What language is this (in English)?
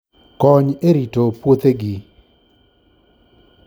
Luo (Kenya and Tanzania)